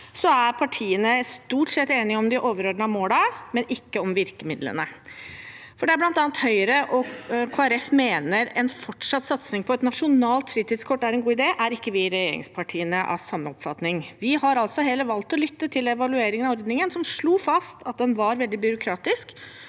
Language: Norwegian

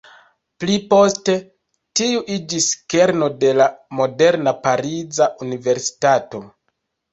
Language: Esperanto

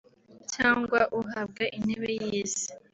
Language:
Kinyarwanda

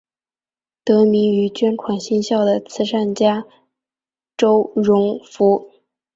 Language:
Chinese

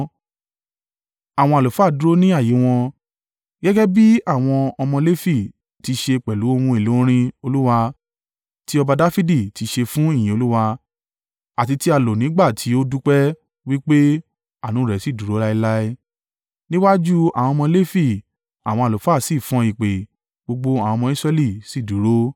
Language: Yoruba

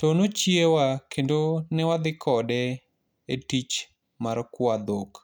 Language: Luo (Kenya and Tanzania)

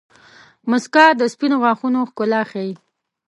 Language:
Pashto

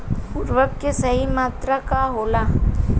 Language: Bhojpuri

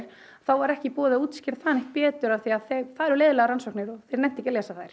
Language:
Icelandic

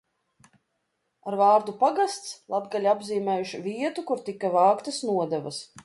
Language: Latvian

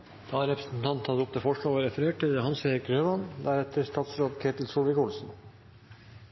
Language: Norwegian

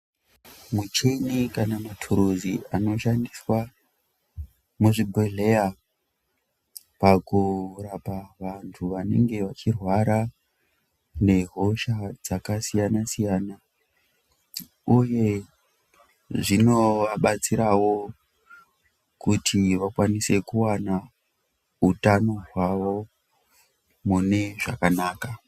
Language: Ndau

